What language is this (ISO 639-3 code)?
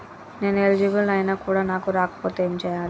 tel